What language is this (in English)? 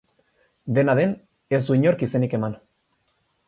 Basque